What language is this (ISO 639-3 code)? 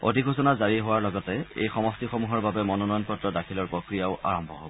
asm